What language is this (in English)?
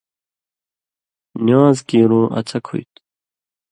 Indus Kohistani